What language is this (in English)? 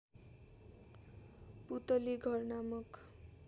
Nepali